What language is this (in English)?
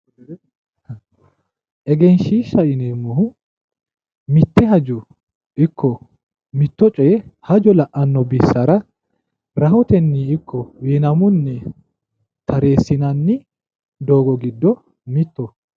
Sidamo